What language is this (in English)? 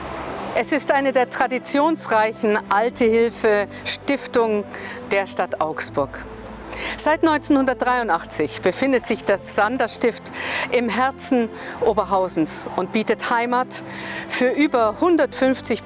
German